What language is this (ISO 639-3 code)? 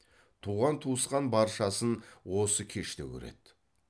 kaz